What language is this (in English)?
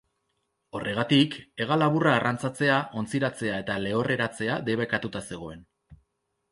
Basque